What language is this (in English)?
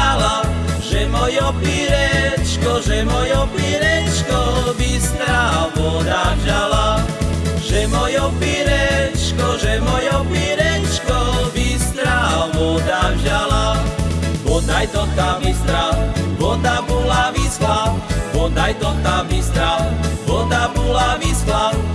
Slovak